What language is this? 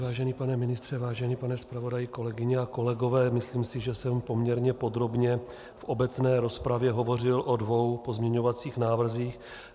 Czech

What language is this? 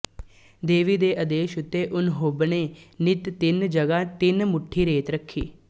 Punjabi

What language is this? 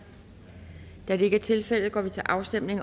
Danish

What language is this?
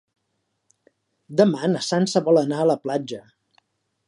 Catalan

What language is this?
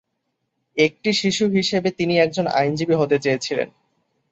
Bangla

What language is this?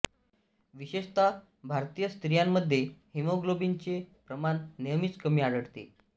Marathi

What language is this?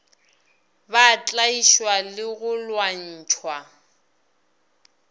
Northern Sotho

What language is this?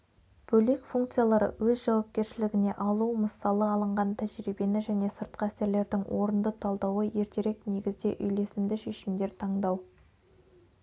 Kazakh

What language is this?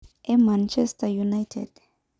Masai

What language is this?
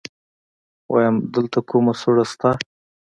Pashto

